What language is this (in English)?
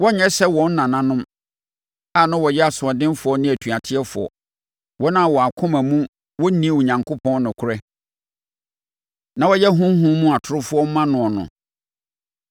Akan